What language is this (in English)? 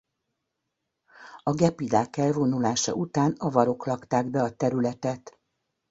Hungarian